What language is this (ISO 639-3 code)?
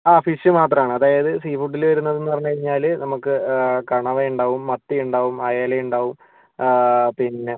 mal